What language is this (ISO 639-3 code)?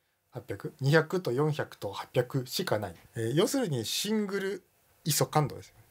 jpn